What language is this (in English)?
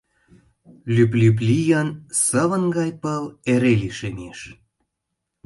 Mari